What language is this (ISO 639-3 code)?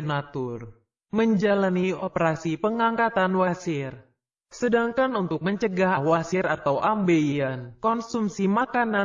ind